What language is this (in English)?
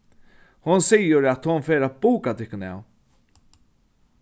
Faroese